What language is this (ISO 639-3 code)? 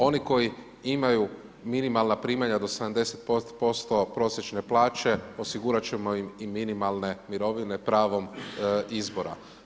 hrv